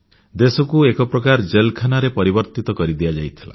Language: Odia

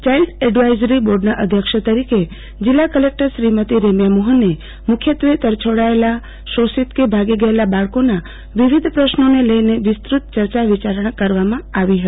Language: Gujarati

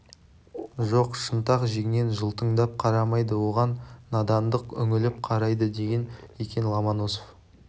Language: Kazakh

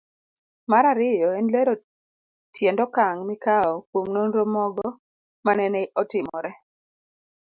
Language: Luo (Kenya and Tanzania)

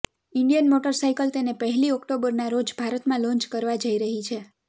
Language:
Gujarati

